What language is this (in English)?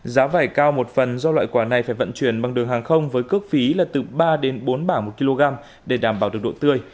Vietnamese